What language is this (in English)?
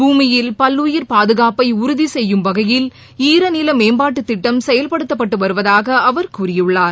Tamil